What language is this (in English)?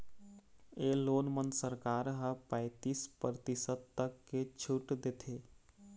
Chhattisgarhi